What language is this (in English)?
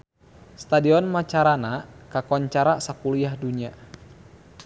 Sundanese